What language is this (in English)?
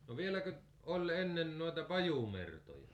Finnish